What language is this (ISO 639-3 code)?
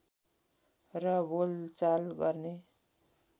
nep